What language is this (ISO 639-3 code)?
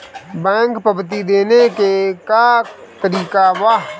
bho